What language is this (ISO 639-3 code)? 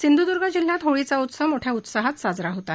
mar